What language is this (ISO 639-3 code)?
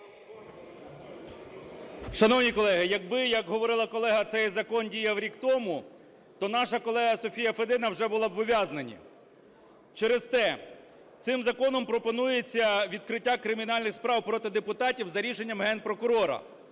ukr